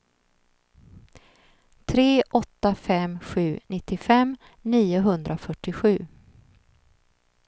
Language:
Swedish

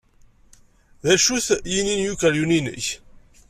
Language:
Kabyle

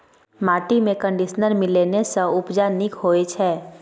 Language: Maithili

